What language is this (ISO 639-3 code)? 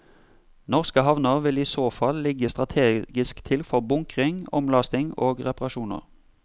nor